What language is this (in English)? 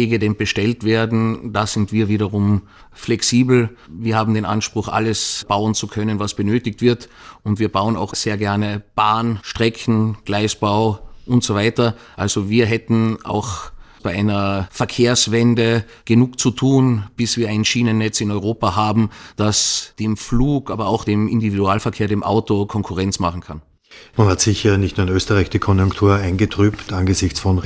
German